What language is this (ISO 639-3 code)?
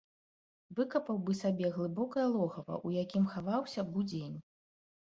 bel